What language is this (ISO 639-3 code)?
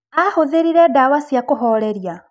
kik